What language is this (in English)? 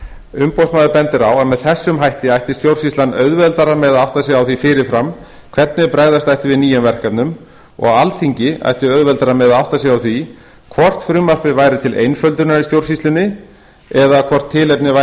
Icelandic